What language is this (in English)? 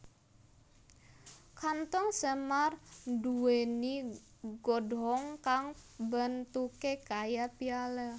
Javanese